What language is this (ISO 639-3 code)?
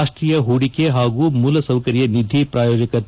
kan